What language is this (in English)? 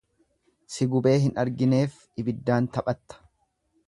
Oromo